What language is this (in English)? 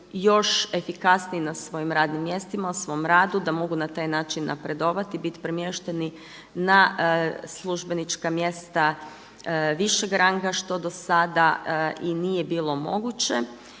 Croatian